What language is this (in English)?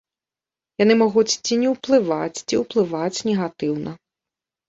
Belarusian